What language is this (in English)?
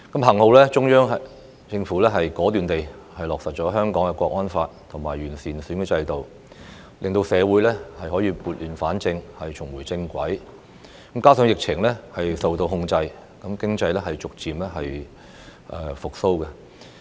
Cantonese